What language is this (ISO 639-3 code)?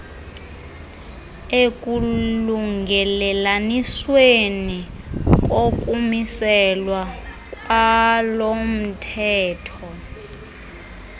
xho